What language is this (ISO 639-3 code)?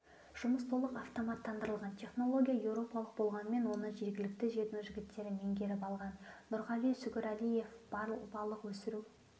kaz